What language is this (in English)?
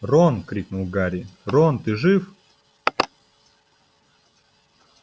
Russian